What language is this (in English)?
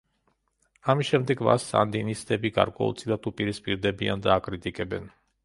Georgian